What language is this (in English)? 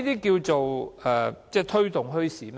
Cantonese